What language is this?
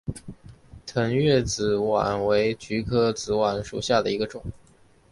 Chinese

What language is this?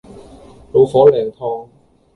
Cantonese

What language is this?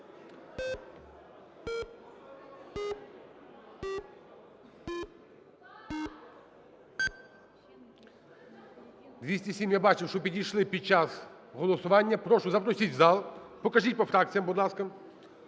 Ukrainian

